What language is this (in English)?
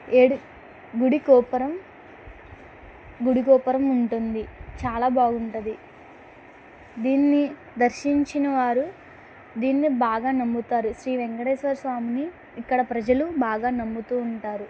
Telugu